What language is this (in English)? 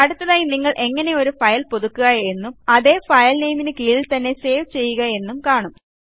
Malayalam